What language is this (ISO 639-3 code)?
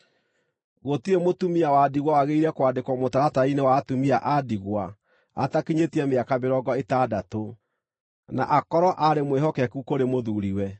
kik